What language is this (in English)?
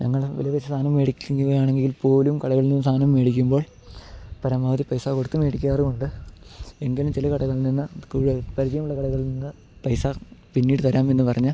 Malayalam